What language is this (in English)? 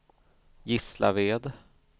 Swedish